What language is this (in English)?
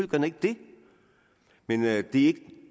Danish